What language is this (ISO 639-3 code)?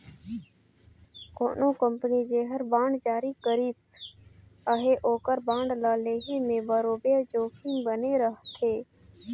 hne